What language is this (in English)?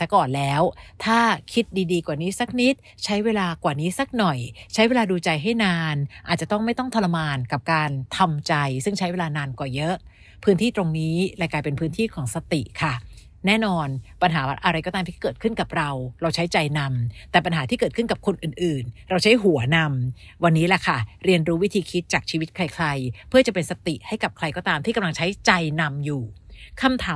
Thai